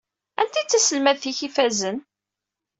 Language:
Kabyle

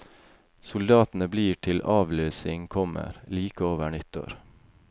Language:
Norwegian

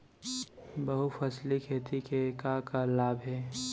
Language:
Chhattisgarhi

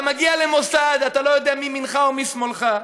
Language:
Hebrew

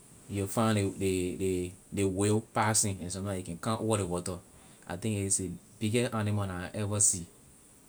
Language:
Liberian English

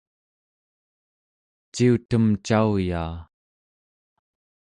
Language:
Central Yupik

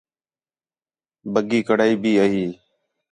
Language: Khetrani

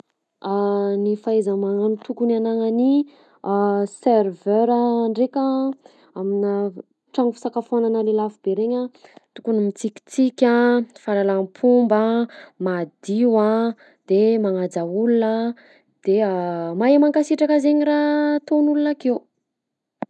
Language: Southern Betsimisaraka Malagasy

